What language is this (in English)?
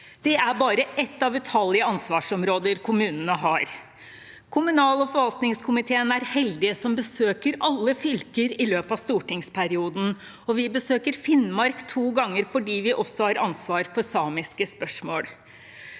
Norwegian